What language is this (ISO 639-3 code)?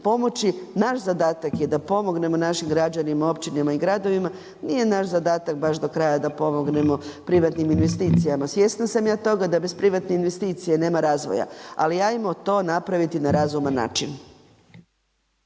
hrv